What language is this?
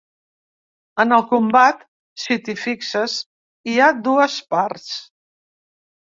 Catalan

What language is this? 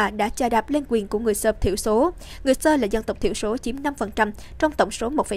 Vietnamese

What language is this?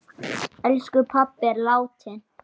Icelandic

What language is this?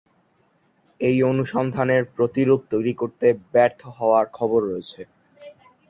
Bangla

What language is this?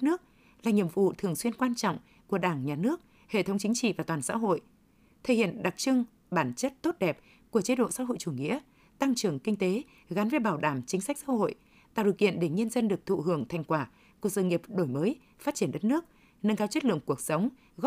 Vietnamese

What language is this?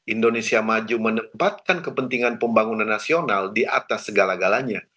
Indonesian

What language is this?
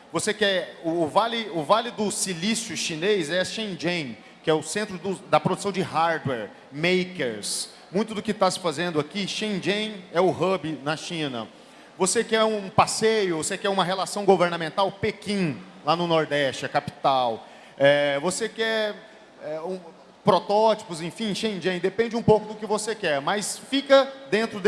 Portuguese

